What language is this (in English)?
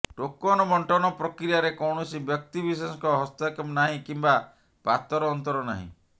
Odia